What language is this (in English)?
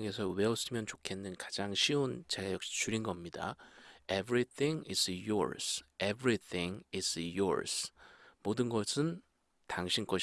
Korean